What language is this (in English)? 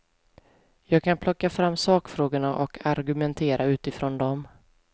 Swedish